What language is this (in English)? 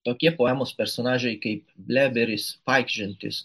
Lithuanian